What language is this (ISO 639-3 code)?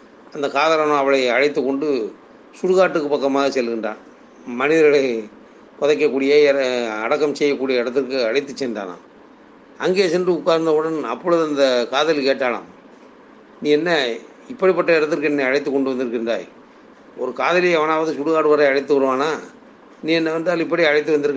tam